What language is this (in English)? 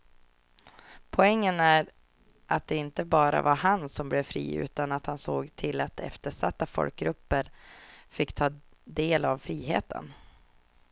Swedish